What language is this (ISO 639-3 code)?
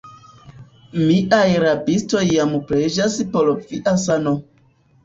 epo